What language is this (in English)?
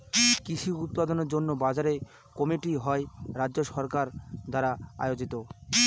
Bangla